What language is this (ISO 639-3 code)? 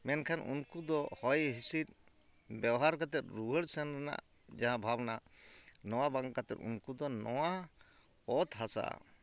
sat